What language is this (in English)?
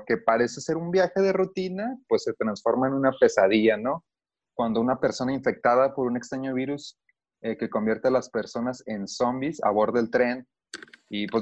Spanish